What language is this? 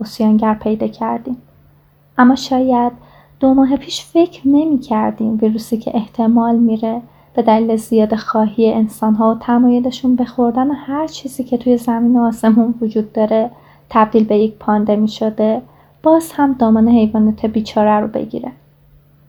Persian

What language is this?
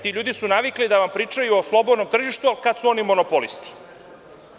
Serbian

